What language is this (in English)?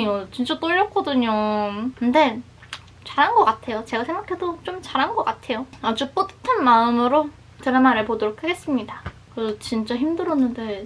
Korean